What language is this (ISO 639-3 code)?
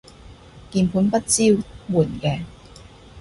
yue